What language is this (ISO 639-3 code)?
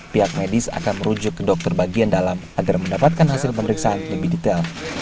ind